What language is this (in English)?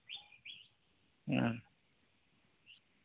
Santali